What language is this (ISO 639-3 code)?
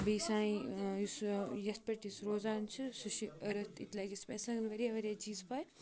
kas